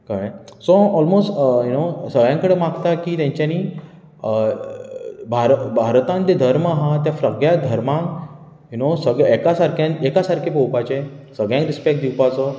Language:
Konkani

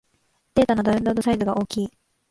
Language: Japanese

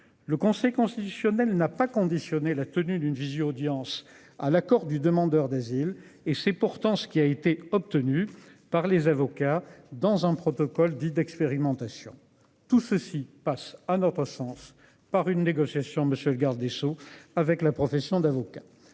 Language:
French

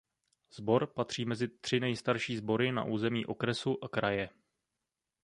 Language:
Czech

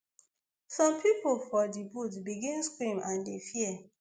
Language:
Nigerian Pidgin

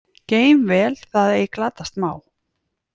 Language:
Icelandic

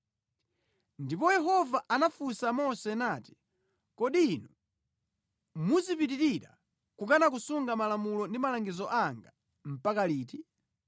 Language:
Nyanja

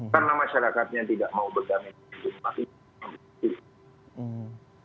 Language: Indonesian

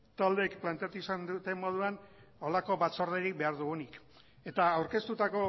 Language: Basque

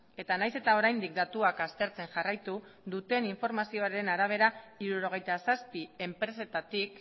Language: Basque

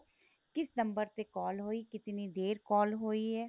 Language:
Punjabi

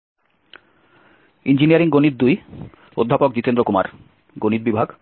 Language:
Bangla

